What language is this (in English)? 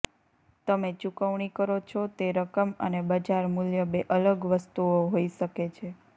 Gujarati